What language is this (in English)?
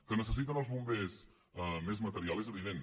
Catalan